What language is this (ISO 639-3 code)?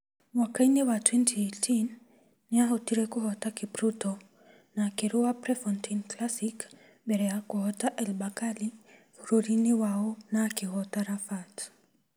kik